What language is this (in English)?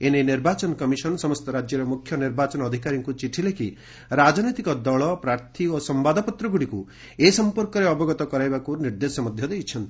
Odia